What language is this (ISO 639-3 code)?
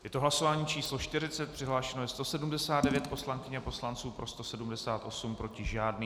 ces